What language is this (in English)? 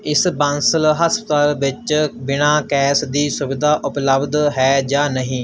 Punjabi